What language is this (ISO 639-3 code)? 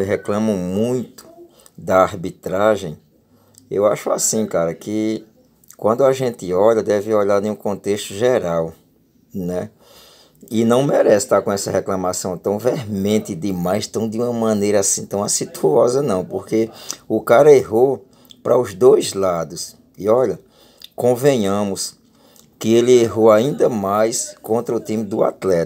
por